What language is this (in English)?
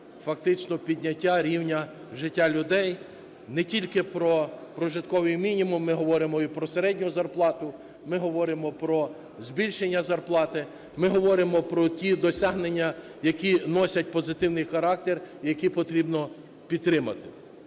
Ukrainian